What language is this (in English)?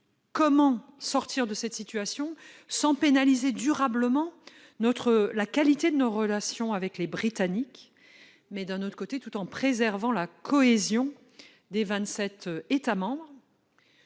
French